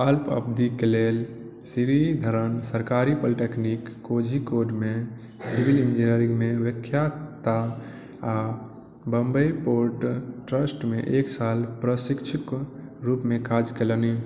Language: Maithili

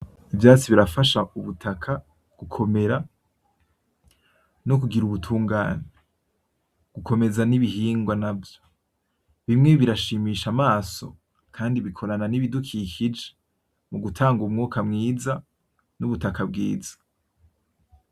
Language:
Rundi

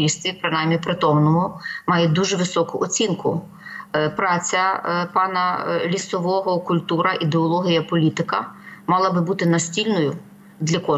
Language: Ukrainian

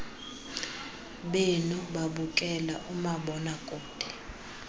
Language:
Xhosa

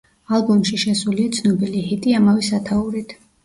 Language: Georgian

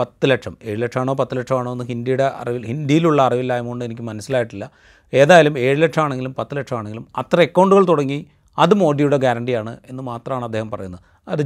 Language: Malayalam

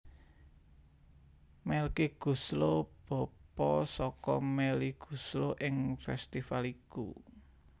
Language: Javanese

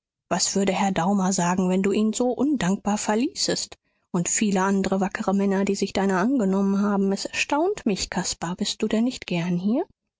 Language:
German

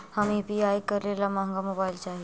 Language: Magahi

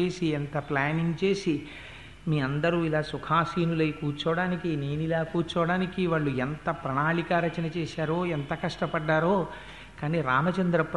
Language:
Telugu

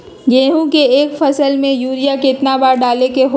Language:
Magahi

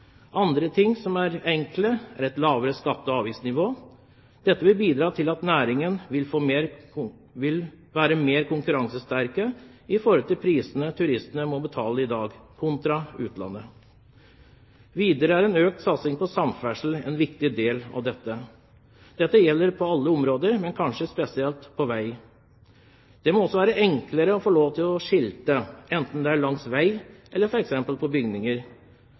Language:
Norwegian Bokmål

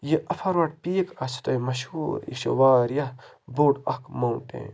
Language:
Kashmiri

